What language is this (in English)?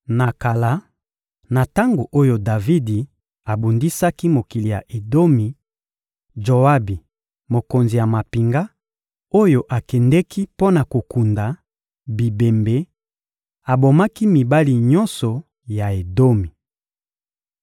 Lingala